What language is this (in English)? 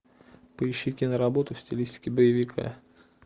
Russian